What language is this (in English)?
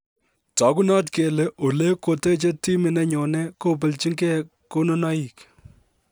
Kalenjin